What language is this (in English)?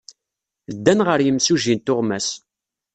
Kabyle